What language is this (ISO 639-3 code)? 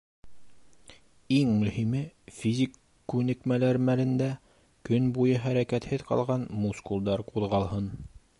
bak